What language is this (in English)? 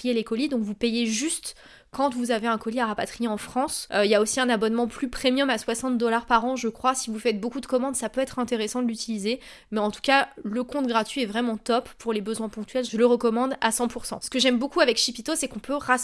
French